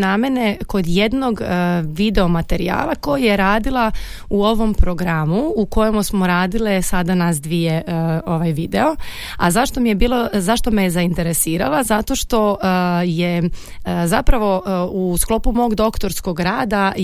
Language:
Croatian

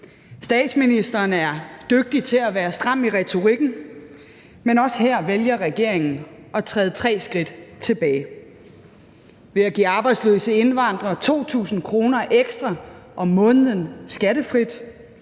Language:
Danish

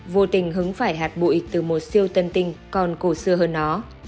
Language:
Vietnamese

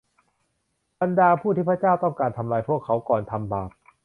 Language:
Thai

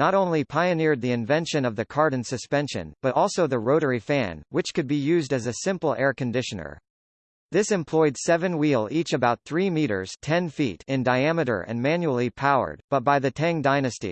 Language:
English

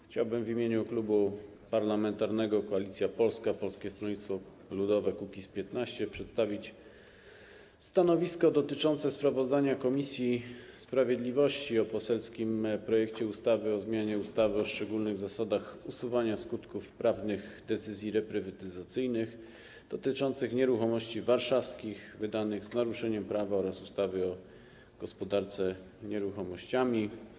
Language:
Polish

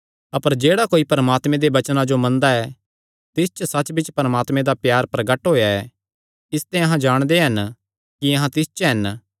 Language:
Kangri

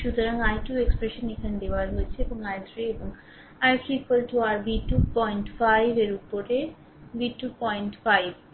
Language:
Bangla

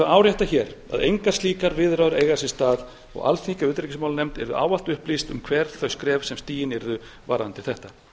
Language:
Icelandic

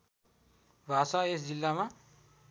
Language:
Nepali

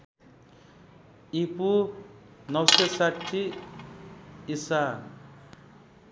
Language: Nepali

